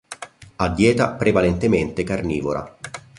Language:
Italian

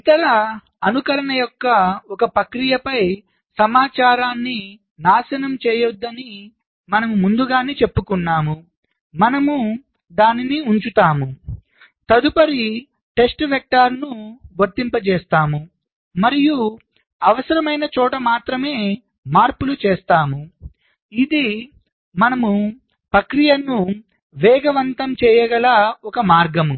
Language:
Telugu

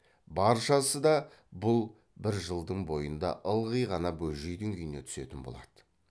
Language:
Kazakh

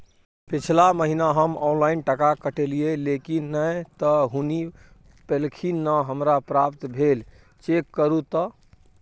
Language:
Maithili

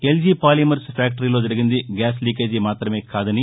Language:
Telugu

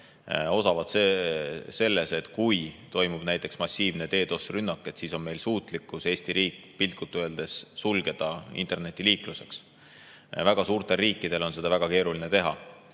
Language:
Estonian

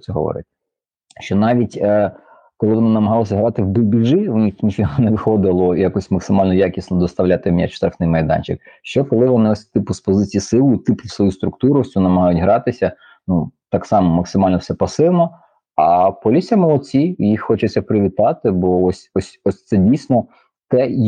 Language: Ukrainian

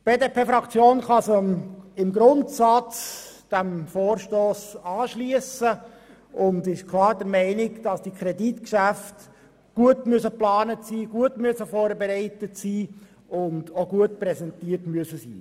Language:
Swiss German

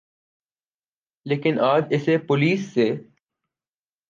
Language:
Urdu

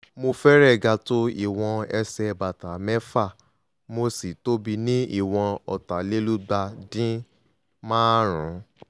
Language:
Yoruba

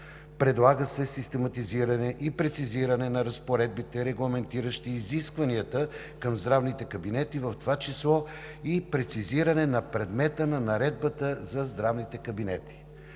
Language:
Bulgarian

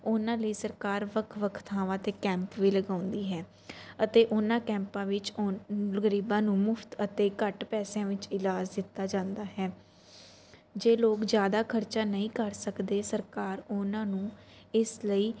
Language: Punjabi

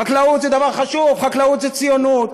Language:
Hebrew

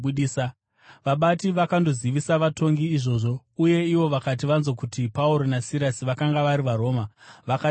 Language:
Shona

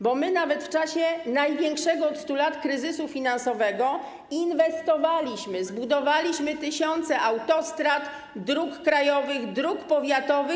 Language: Polish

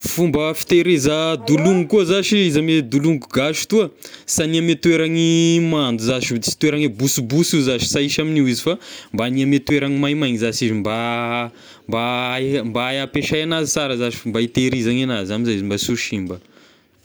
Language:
Tesaka Malagasy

